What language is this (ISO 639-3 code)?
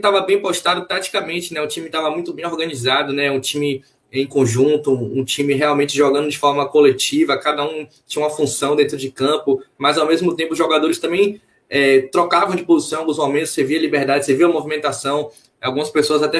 por